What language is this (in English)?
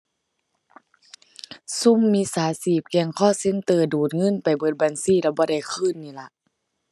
Thai